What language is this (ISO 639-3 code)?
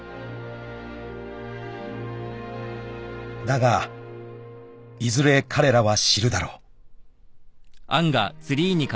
jpn